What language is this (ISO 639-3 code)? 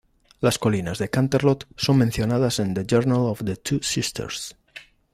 spa